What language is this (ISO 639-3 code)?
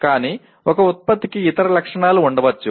tel